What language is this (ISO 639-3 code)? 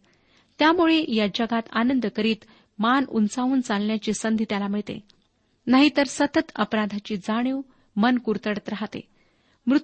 mar